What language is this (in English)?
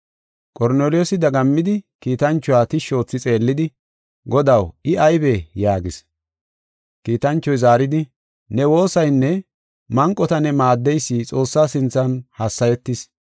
Gofa